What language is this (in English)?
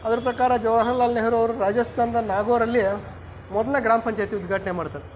Kannada